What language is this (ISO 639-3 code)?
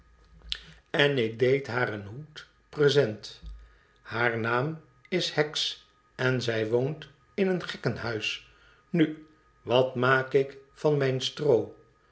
nld